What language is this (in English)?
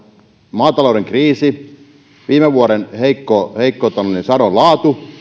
Finnish